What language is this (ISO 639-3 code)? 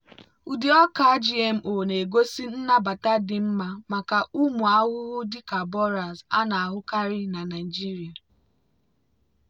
ibo